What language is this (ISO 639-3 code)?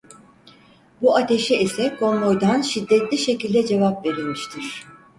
tur